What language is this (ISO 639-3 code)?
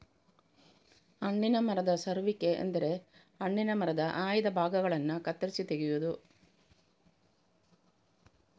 kan